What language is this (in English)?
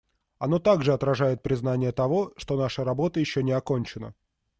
Russian